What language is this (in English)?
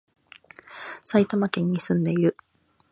Japanese